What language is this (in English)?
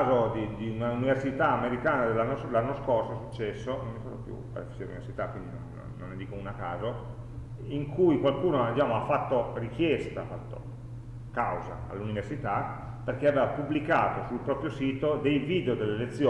Italian